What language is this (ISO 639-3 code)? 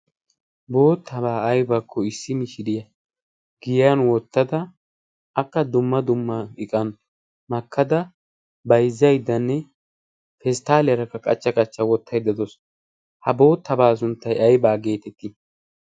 wal